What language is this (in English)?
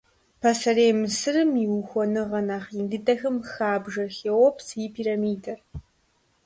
Kabardian